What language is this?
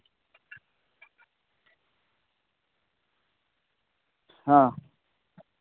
Santali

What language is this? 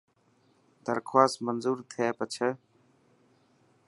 Dhatki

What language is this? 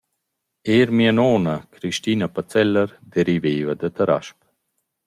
Romansh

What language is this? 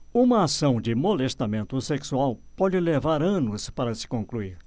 Portuguese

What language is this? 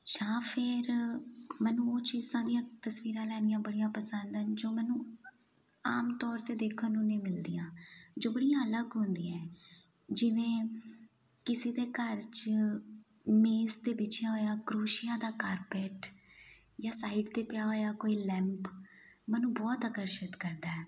Punjabi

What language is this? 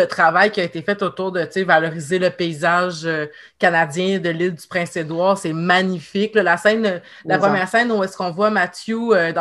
French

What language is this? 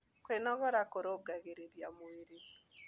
Kikuyu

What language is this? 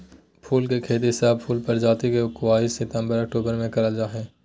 Magahi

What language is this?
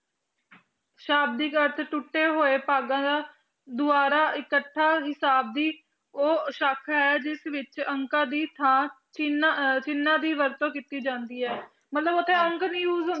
Punjabi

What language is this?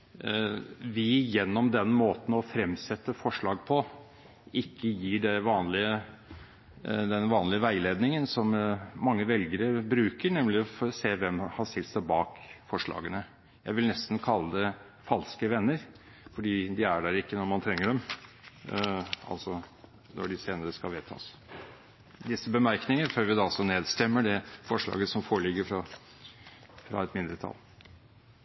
Norwegian Bokmål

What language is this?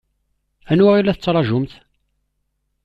Kabyle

